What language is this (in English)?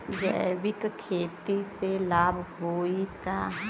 Bhojpuri